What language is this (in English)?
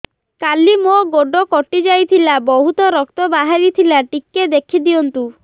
Odia